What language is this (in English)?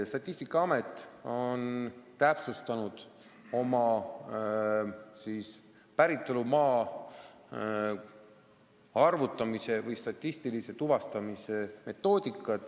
Estonian